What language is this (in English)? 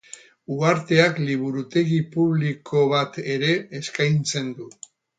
Basque